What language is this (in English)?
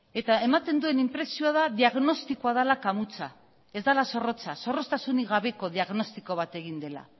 Basque